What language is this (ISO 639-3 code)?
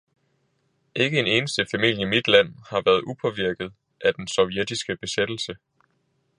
dan